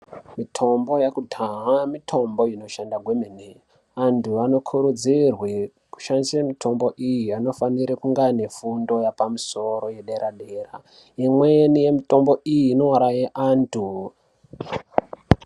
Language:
Ndau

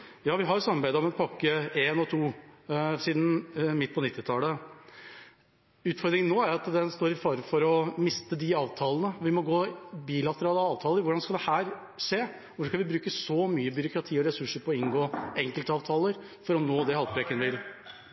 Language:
Norwegian Bokmål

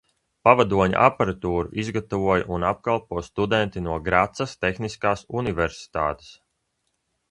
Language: Latvian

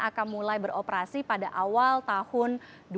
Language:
Indonesian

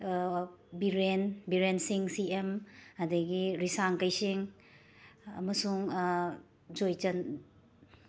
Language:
Manipuri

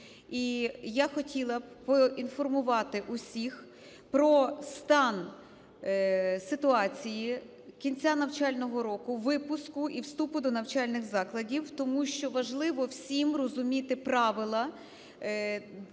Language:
Ukrainian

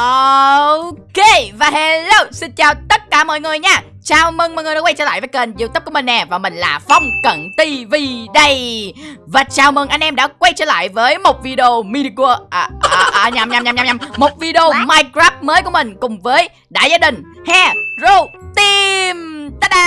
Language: Vietnamese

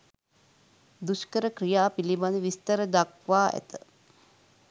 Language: Sinhala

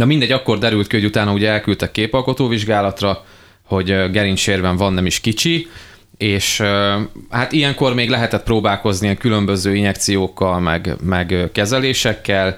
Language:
Hungarian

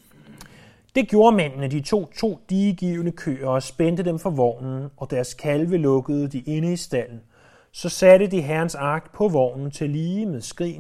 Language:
Danish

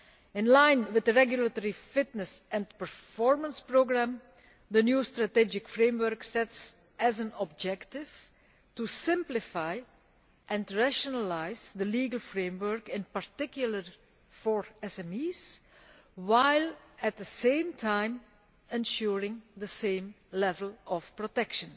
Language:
English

